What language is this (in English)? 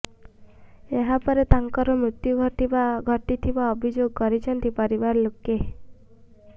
Odia